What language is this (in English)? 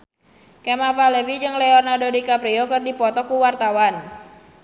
Sundanese